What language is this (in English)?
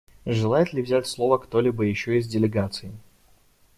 Russian